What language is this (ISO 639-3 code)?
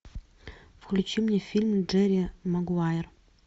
rus